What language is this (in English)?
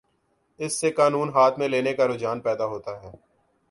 Urdu